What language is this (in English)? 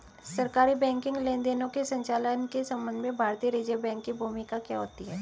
Hindi